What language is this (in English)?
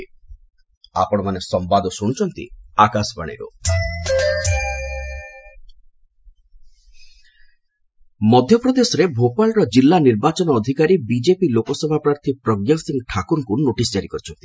Odia